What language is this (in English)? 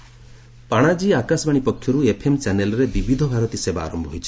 Odia